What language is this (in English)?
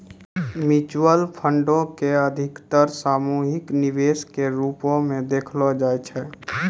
Maithili